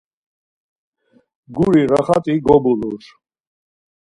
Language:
Laz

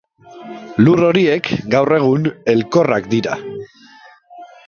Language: Basque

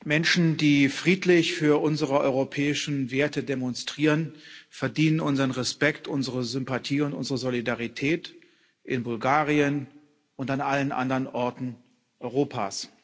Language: German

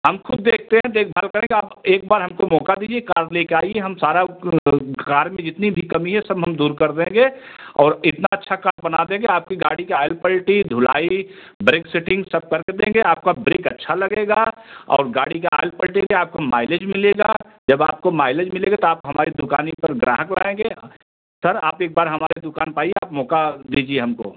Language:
Hindi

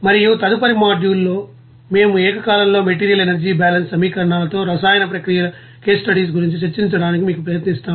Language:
Telugu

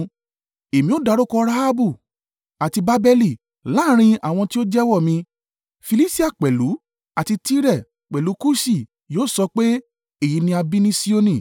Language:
Yoruba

